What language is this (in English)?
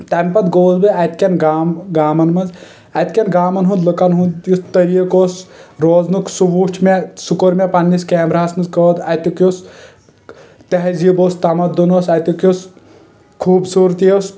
Kashmiri